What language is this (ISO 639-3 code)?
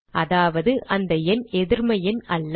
tam